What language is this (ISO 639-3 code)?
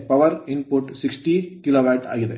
kan